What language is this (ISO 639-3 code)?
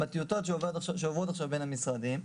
heb